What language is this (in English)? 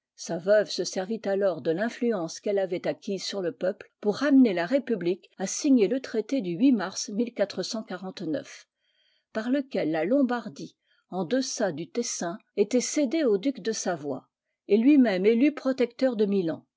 French